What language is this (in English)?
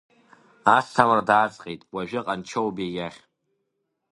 Abkhazian